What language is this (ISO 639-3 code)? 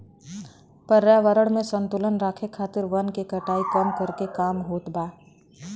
bho